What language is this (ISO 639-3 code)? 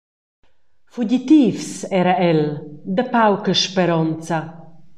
roh